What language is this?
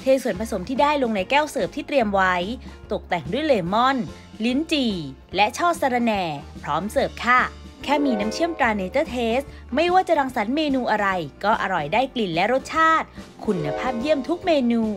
Thai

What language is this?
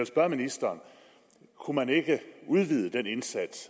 Danish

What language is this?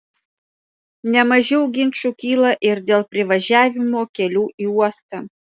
Lithuanian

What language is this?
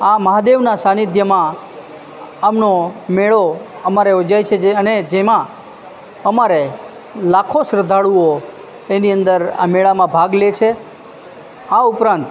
Gujarati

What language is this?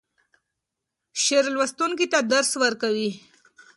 Pashto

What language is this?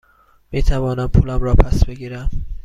Persian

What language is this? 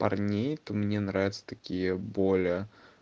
Russian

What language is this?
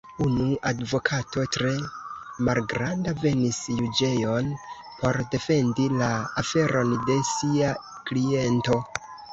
Esperanto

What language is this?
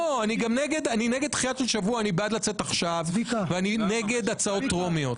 Hebrew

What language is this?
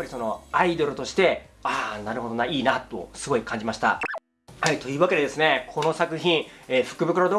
Japanese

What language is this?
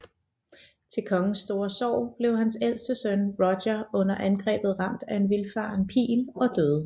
Danish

